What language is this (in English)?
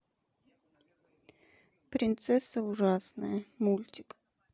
Russian